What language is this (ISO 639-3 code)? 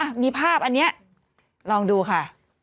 tha